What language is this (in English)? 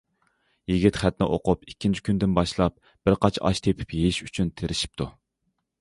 Uyghur